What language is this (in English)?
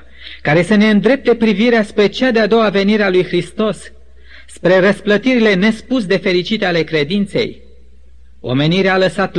Romanian